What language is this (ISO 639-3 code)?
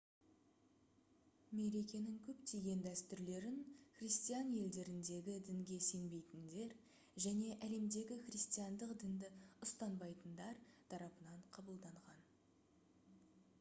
kaz